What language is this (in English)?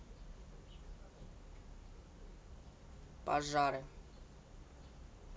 Russian